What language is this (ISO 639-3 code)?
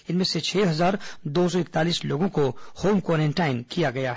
hin